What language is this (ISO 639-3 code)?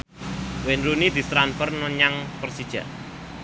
jav